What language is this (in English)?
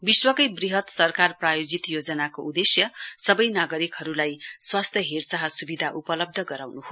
Nepali